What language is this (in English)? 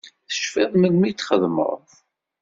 Kabyle